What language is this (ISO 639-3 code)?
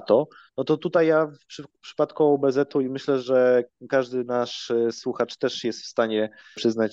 pol